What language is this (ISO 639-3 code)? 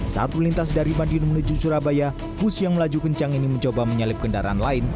ind